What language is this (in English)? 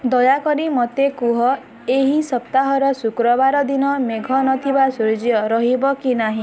Odia